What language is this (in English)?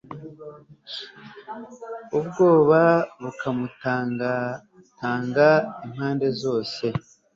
Kinyarwanda